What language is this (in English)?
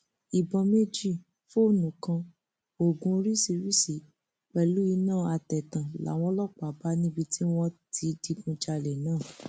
Yoruba